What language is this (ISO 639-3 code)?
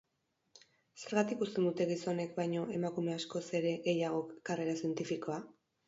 eus